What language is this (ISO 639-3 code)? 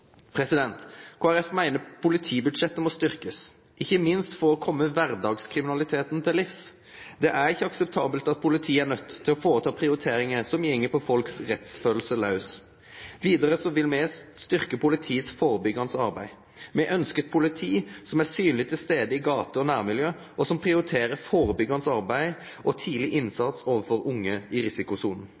nob